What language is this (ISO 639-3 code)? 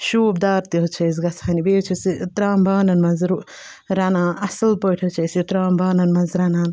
kas